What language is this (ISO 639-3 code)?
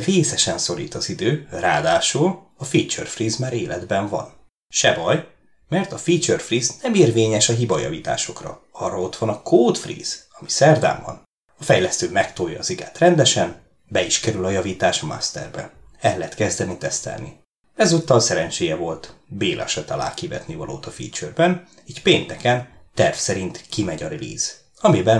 hun